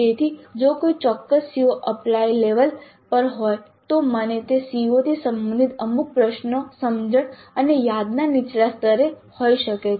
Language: Gujarati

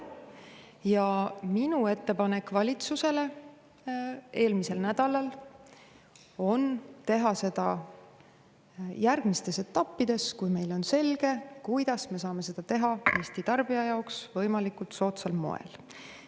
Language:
Estonian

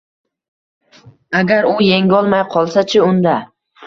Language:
Uzbek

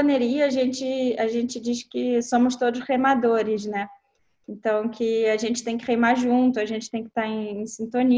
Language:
Portuguese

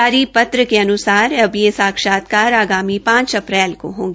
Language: Hindi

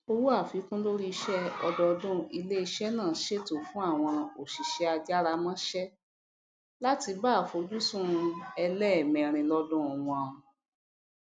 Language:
Yoruba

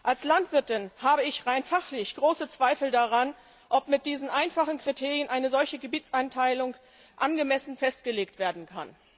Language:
German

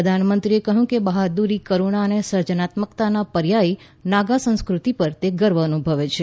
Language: Gujarati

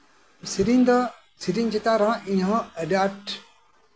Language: Santali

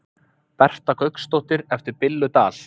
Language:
Icelandic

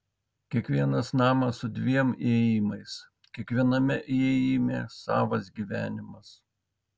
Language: Lithuanian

